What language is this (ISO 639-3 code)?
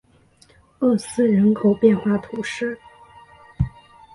zho